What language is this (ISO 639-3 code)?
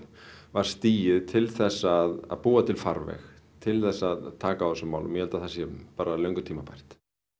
isl